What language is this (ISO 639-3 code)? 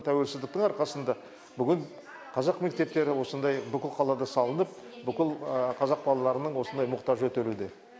kaz